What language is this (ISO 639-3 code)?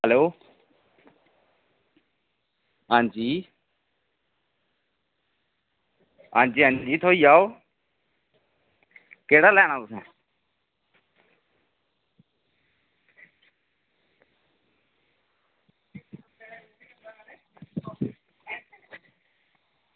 doi